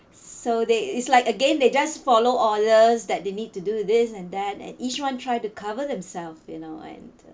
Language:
English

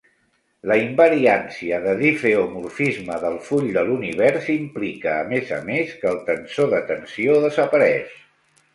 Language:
Catalan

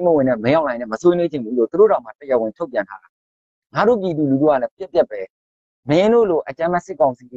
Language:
Thai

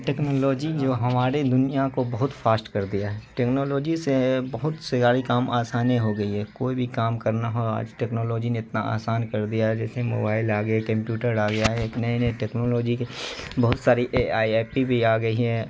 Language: Urdu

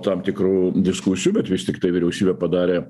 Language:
Lithuanian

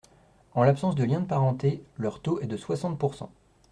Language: French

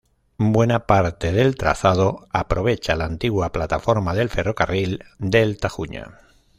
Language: Spanish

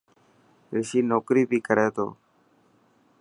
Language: Dhatki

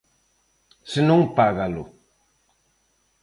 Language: Galician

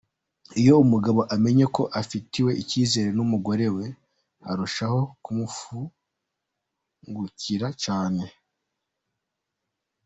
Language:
Kinyarwanda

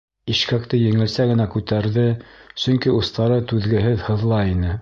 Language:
Bashkir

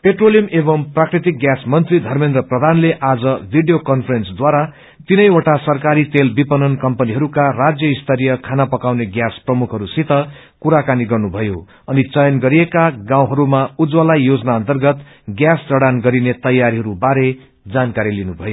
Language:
Nepali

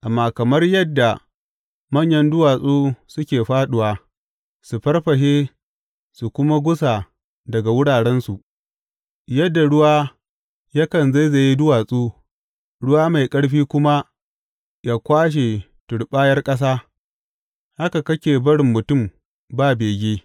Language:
Hausa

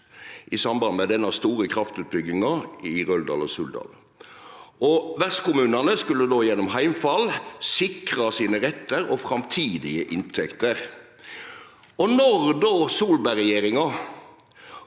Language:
Norwegian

